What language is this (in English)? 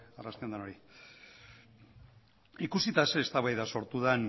Basque